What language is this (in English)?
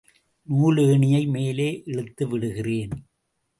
Tamil